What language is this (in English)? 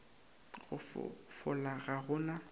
Northern Sotho